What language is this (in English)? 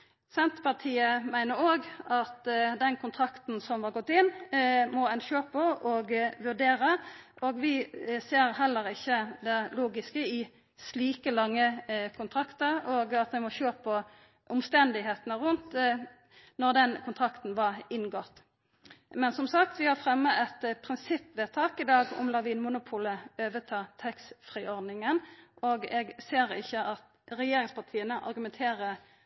Norwegian Nynorsk